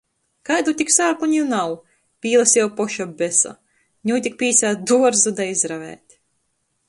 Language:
Latgalian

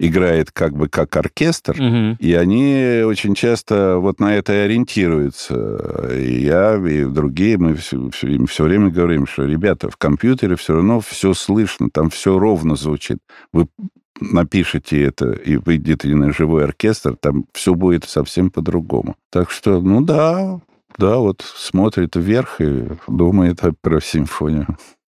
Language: Russian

